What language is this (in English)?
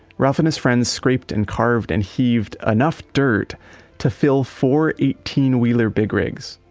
English